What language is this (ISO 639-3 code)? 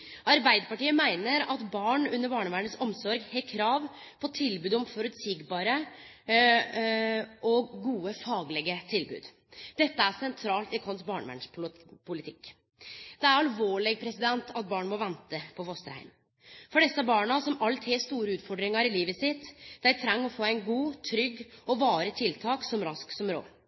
nno